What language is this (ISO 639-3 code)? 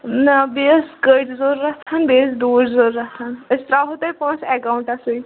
kas